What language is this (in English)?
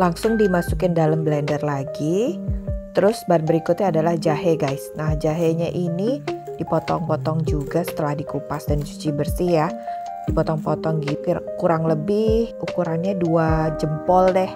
Indonesian